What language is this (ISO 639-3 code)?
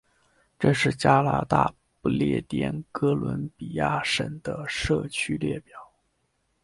zho